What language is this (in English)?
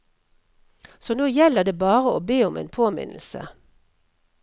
Norwegian